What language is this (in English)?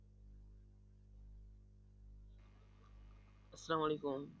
Bangla